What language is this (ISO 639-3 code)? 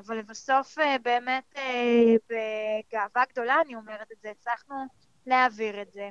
heb